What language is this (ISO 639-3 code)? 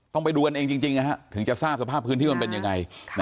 tha